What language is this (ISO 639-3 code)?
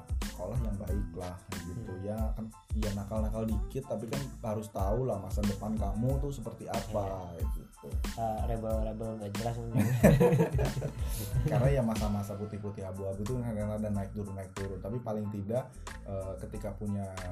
ind